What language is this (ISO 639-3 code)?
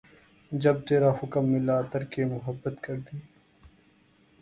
urd